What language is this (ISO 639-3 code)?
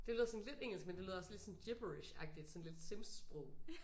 dan